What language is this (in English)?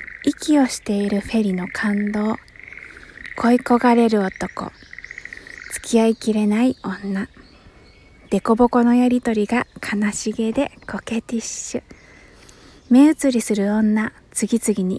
Japanese